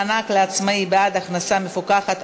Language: Hebrew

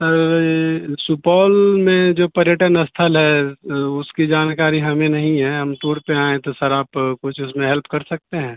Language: Urdu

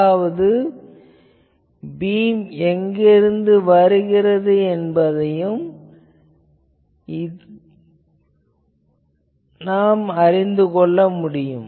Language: Tamil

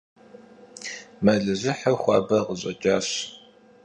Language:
Kabardian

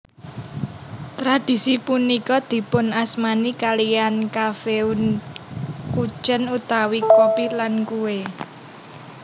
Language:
Javanese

